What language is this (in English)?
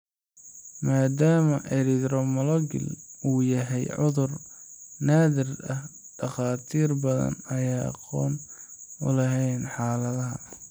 Somali